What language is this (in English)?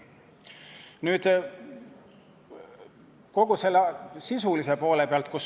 Estonian